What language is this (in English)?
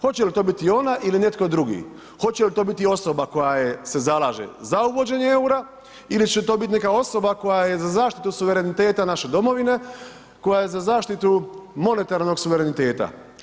Croatian